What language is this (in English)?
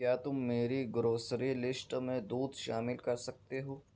Urdu